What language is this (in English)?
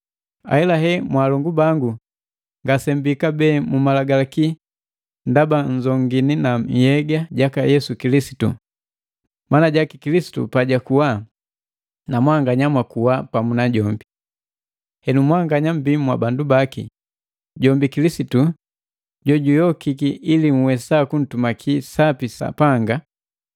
Matengo